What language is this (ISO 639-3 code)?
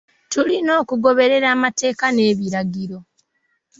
lug